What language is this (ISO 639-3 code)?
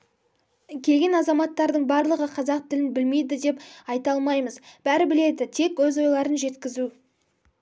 kaz